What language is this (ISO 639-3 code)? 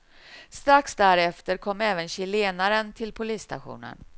swe